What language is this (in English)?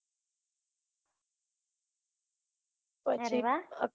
Gujarati